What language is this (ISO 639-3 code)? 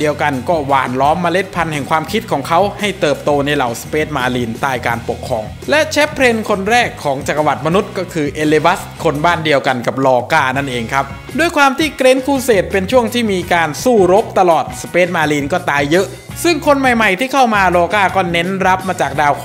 tha